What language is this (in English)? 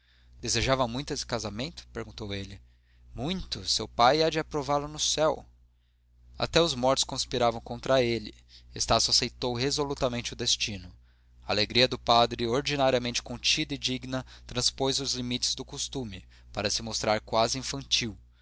Portuguese